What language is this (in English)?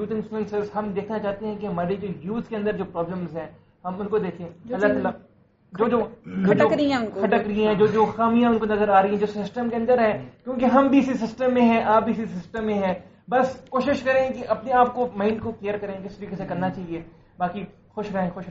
Urdu